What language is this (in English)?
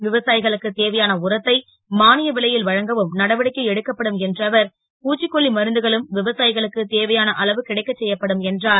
Tamil